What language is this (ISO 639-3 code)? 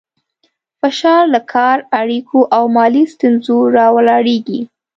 pus